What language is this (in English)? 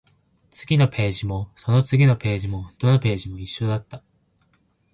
Japanese